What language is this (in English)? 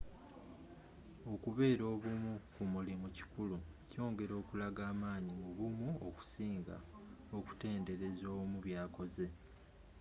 Ganda